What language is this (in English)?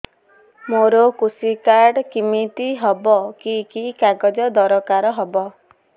Odia